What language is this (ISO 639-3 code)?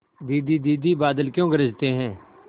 hin